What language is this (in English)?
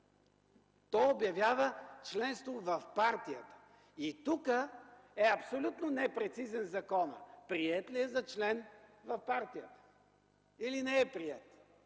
Bulgarian